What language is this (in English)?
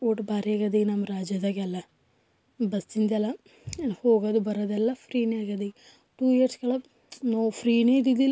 Kannada